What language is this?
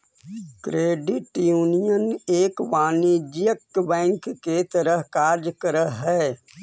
Magahi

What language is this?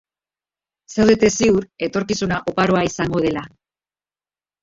Basque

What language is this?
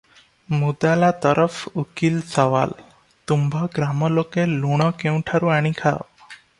Odia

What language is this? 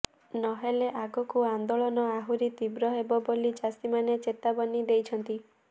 Odia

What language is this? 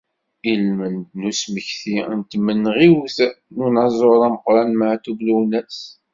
Kabyle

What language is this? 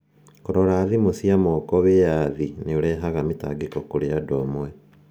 Kikuyu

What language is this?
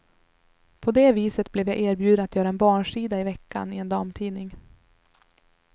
Swedish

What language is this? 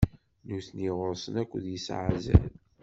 Kabyle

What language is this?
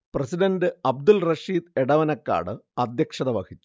Malayalam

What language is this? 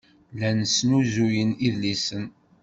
Kabyle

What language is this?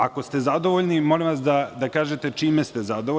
Serbian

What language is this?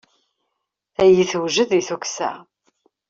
Kabyle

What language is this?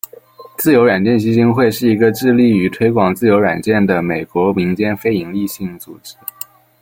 Chinese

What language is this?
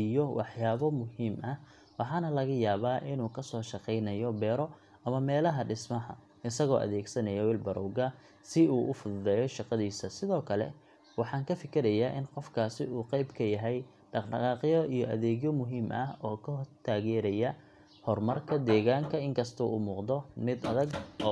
Somali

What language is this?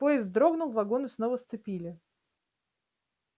Russian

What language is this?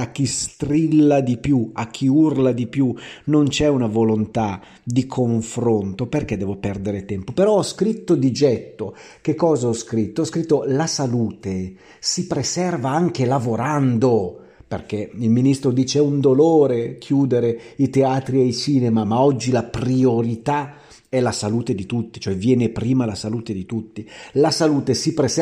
Italian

